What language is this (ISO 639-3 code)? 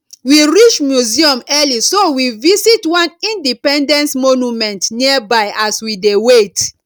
pcm